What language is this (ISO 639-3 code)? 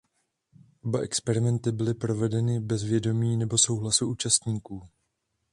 ces